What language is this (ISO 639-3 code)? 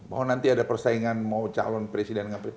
ind